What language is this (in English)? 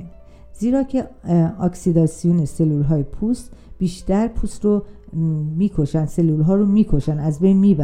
Persian